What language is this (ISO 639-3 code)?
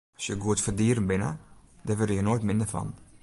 fry